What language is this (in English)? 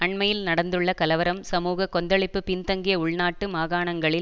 Tamil